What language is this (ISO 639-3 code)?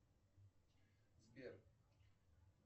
rus